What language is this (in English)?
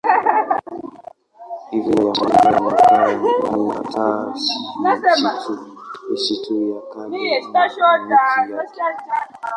Swahili